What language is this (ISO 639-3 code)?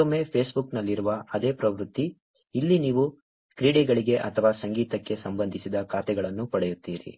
kan